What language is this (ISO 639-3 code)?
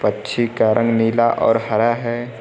hin